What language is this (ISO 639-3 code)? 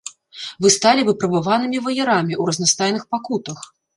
bel